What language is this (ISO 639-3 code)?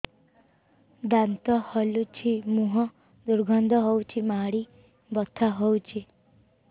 ori